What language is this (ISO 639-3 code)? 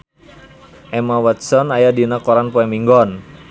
sun